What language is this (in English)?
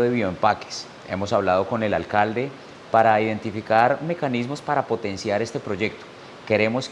Spanish